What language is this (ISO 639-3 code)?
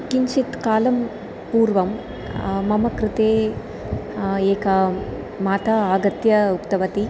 san